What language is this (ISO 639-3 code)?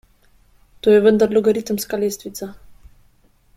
slv